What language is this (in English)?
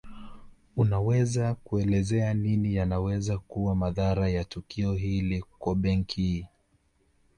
Swahili